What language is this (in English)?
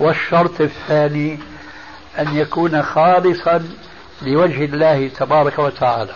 Arabic